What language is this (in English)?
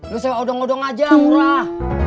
Indonesian